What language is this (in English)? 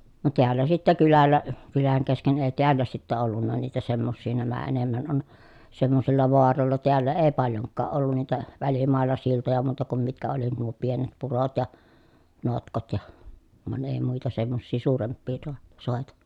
Finnish